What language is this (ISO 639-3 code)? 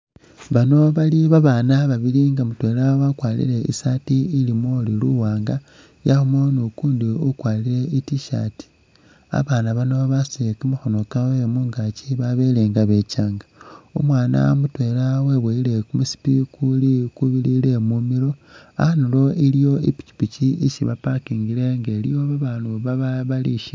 myx